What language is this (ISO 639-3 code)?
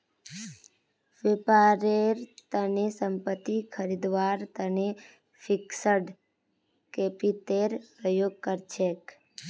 mag